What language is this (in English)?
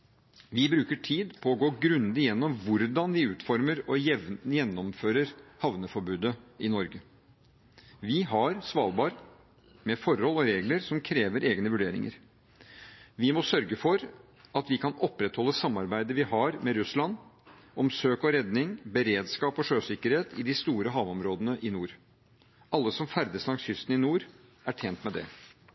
Norwegian Bokmål